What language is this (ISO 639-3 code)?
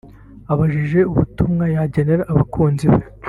kin